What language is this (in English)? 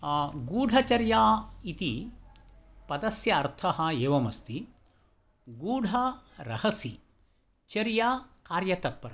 Sanskrit